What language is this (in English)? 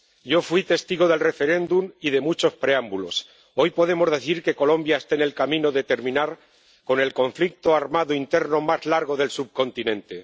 Spanish